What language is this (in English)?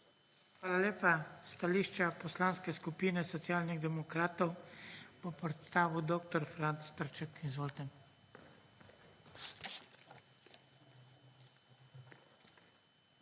Slovenian